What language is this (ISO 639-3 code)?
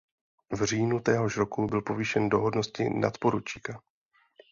ces